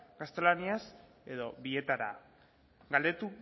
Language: Basque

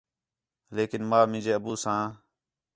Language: Khetrani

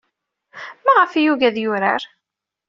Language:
Kabyle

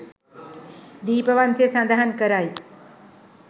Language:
Sinhala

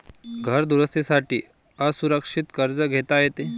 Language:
Marathi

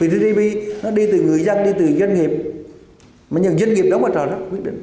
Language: Vietnamese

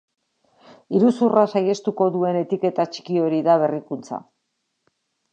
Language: Basque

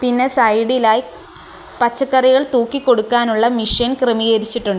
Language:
Malayalam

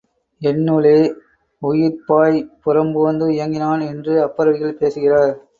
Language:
Tamil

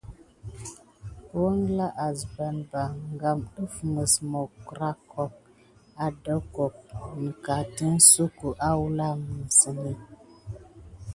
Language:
Gidar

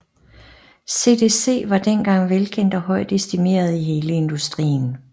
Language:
Danish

